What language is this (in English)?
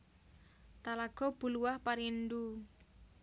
Javanese